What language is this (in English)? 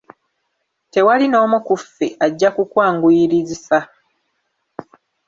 Ganda